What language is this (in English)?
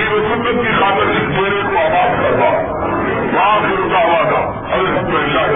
Urdu